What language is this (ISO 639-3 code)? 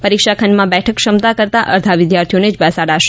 guj